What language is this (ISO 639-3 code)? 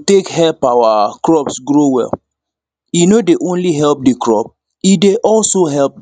pcm